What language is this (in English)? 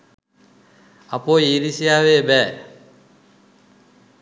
Sinhala